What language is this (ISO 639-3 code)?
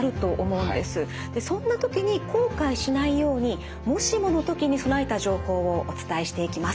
jpn